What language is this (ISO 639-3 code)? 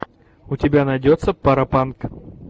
rus